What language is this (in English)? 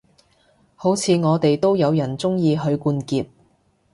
Cantonese